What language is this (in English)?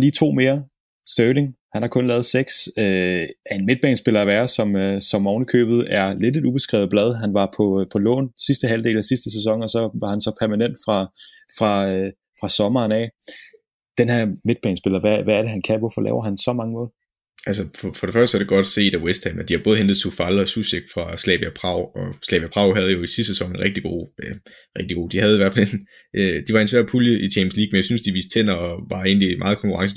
Danish